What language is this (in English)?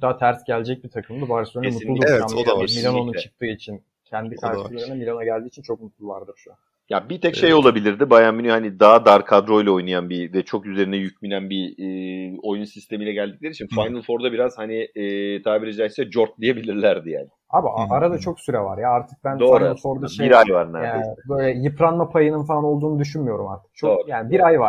Turkish